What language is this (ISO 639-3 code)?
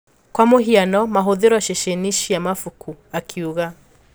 kik